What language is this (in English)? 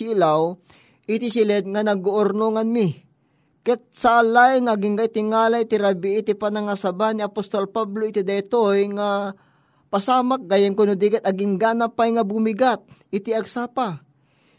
Filipino